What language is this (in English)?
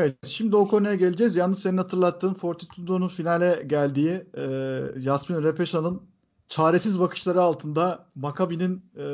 Turkish